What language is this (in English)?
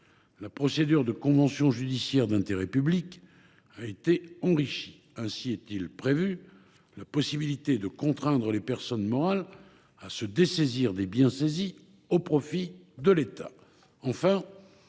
French